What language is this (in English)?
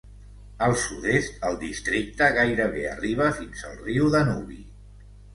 Catalan